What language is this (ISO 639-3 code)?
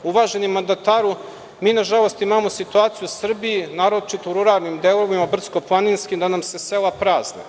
srp